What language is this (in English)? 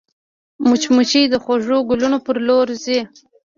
Pashto